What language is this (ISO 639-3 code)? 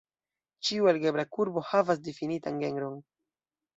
epo